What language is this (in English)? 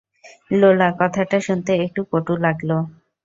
Bangla